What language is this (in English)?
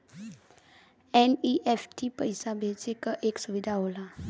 Bhojpuri